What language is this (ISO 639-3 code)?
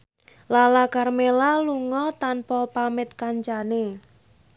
jav